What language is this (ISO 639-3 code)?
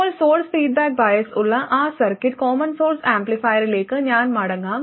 mal